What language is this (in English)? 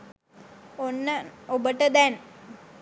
Sinhala